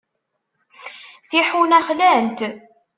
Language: Kabyle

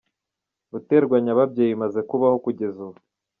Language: Kinyarwanda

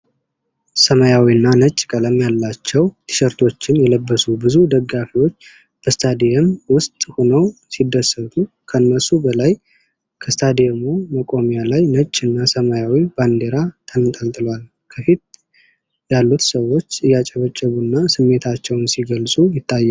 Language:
Amharic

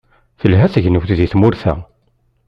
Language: Kabyle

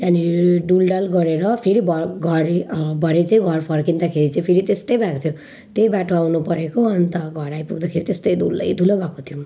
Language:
Nepali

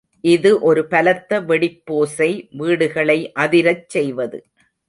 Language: Tamil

